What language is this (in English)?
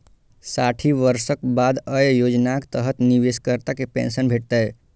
Maithili